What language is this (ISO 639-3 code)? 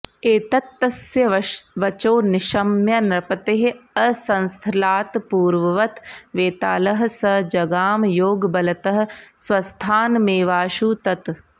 san